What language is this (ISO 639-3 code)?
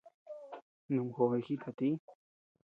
cux